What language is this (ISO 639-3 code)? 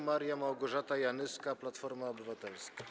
pol